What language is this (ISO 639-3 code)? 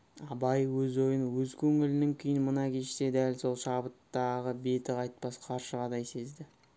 kaz